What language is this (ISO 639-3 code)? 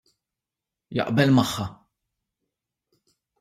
mlt